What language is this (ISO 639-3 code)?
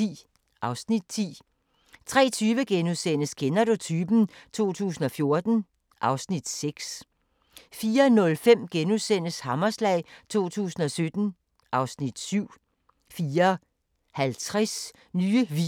dan